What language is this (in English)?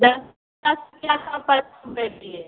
Maithili